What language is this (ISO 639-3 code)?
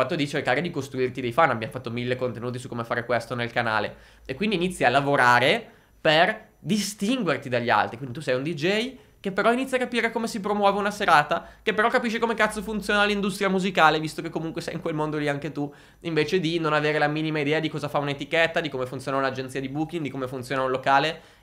ita